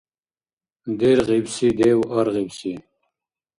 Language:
Dargwa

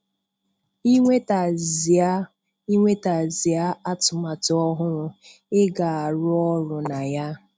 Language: Igbo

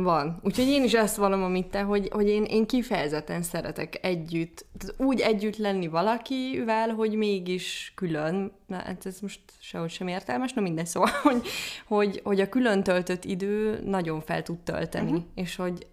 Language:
Hungarian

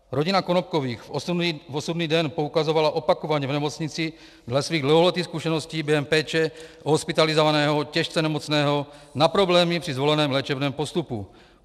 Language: Czech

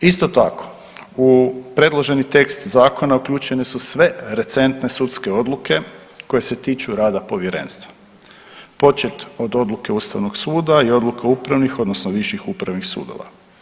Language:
Croatian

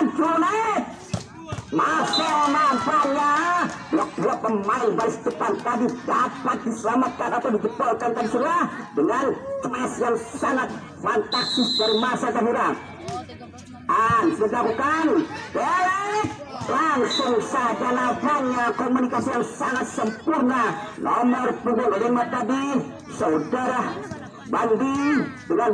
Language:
Indonesian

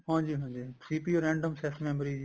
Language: Punjabi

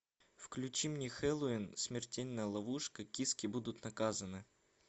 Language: Russian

